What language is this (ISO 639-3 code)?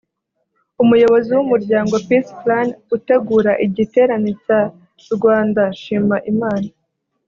kin